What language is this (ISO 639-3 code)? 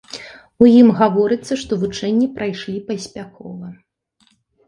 bel